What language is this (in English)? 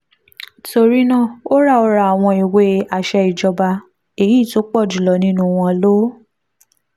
Yoruba